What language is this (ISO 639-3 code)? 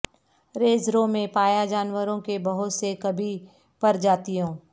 urd